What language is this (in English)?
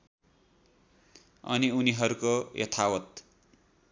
Nepali